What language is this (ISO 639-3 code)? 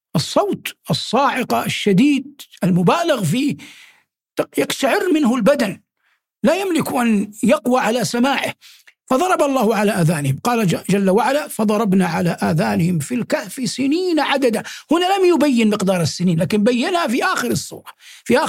ara